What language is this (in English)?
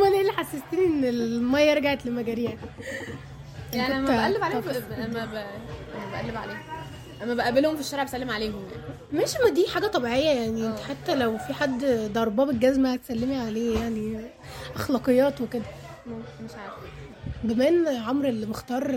Arabic